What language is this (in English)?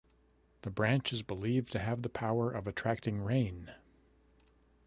English